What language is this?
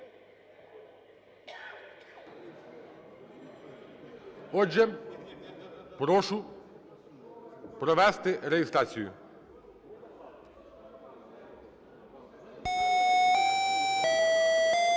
Ukrainian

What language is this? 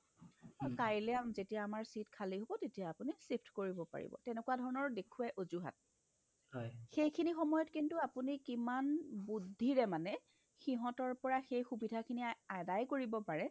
Assamese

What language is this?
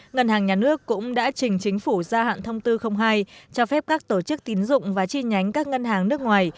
Vietnamese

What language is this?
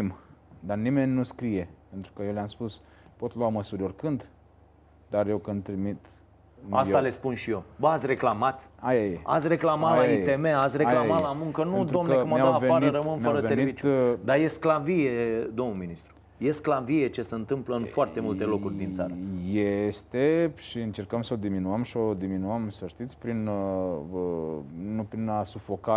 Romanian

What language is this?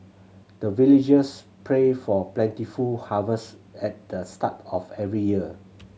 English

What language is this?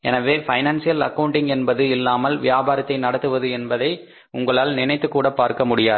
Tamil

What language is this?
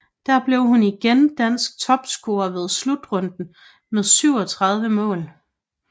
Danish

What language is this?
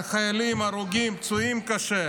Hebrew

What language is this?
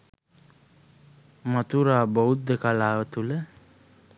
Sinhala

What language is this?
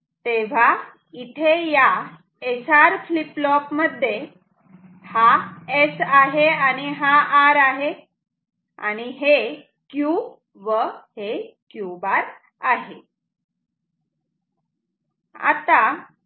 Marathi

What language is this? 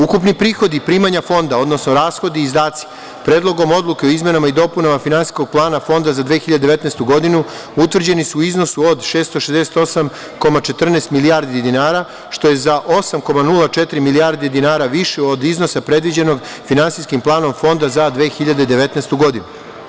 Serbian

